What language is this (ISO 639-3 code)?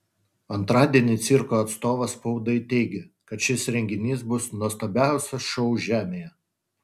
lit